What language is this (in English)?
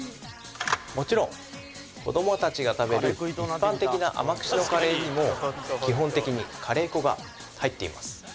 Japanese